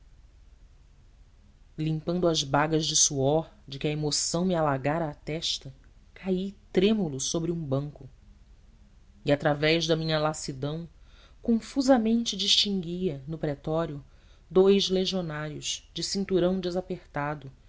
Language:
Portuguese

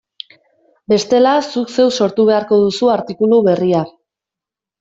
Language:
Basque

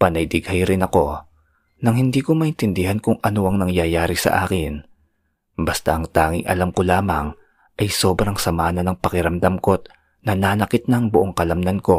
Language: Filipino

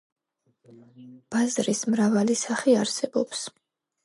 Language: Georgian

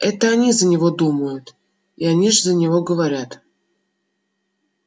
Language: Russian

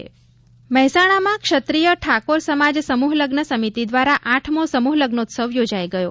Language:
Gujarati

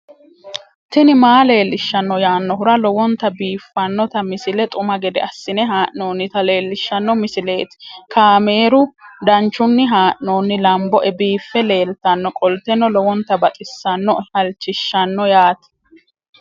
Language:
Sidamo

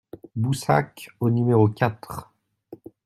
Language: French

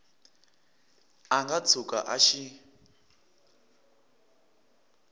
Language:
Tsonga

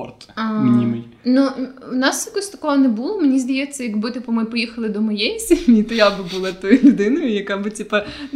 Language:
Ukrainian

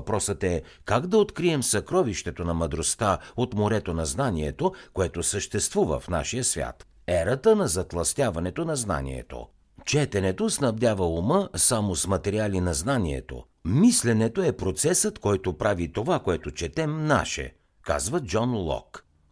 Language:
Bulgarian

